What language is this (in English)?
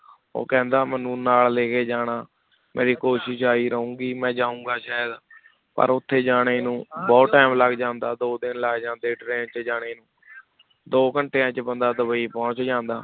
Punjabi